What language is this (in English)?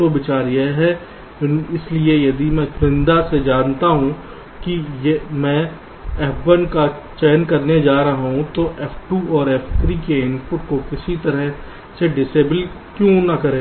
Hindi